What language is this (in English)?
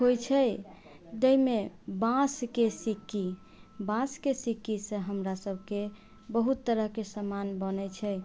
Maithili